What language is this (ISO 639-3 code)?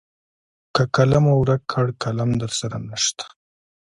pus